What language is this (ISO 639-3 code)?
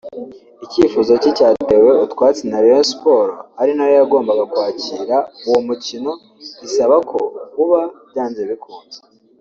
kin